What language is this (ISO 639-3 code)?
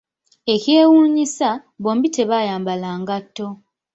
lug